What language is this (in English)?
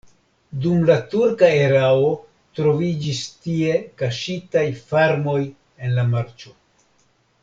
Esperanto